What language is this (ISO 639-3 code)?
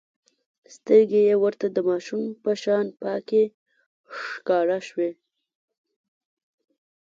pus